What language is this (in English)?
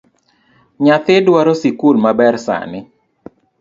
Luo (Kenya and Tanzania)